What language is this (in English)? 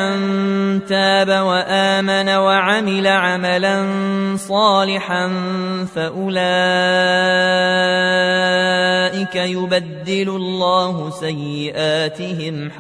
Arabic